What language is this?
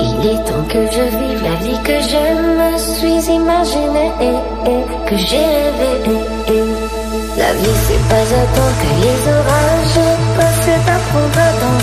Polish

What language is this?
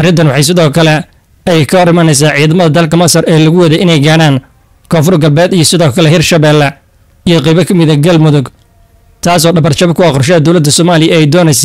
Arabic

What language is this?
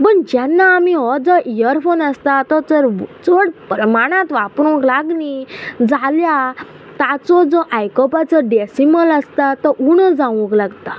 Konkani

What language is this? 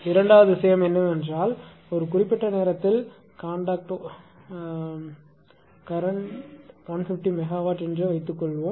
Tamil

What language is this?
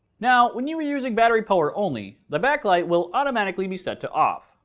English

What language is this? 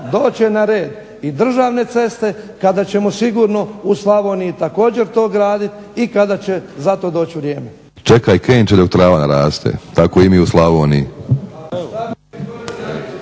Croatian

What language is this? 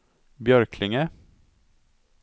Swedish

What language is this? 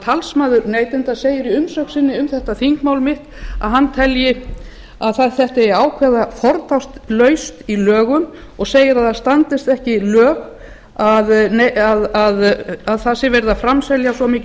Icelandic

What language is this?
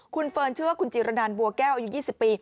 Thai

